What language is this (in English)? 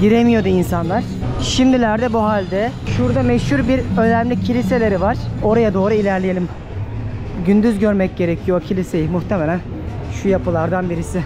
Turkish